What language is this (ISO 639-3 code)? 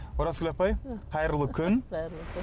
kaz